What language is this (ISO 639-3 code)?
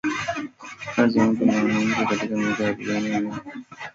swa